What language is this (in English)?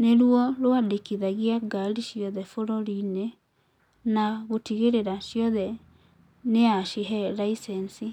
Kikuyu